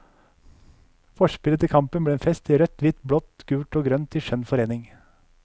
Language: Norwegian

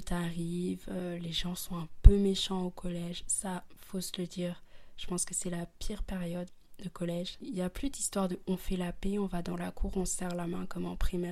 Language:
French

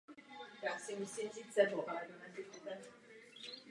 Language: Czech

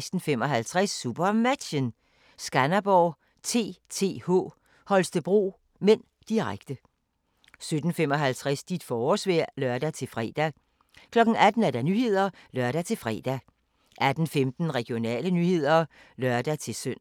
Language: Danish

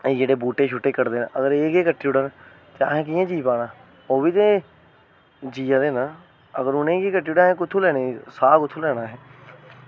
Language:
Dogri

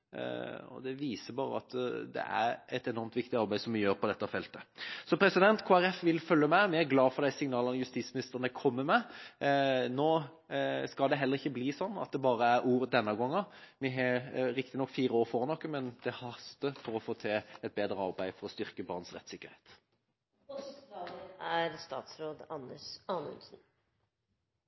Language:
Norwegian Bokmål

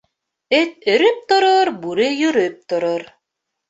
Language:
Bashkir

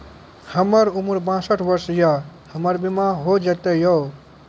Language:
Maithili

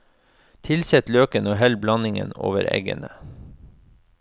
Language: Norwegian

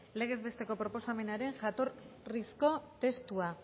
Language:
Basque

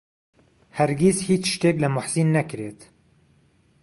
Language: Central Kurdish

